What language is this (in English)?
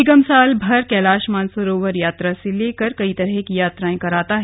Hindi